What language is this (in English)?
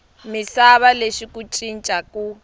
Tsonga